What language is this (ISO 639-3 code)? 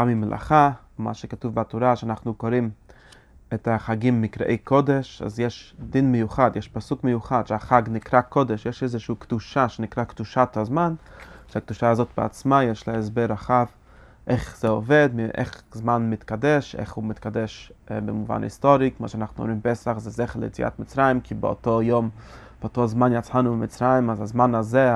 heb